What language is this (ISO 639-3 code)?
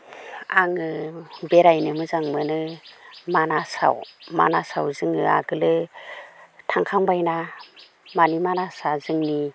brx